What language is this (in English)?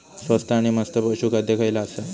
Marathi